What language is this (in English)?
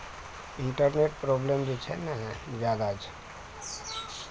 Maithili